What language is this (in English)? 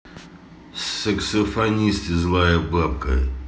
Russian